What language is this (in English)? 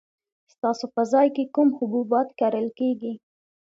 Pashto